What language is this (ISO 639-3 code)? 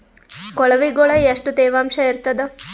kan